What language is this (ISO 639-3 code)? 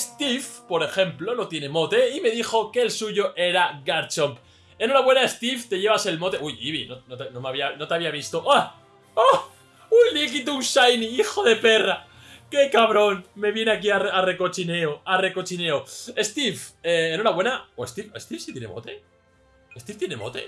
spa